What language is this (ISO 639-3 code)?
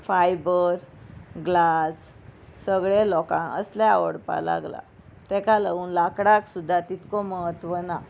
kok